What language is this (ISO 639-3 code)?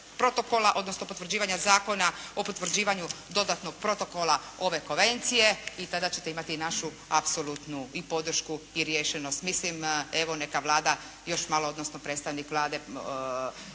hrv